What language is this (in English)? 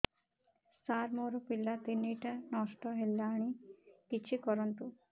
Odia